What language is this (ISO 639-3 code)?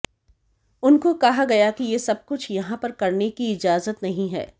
hin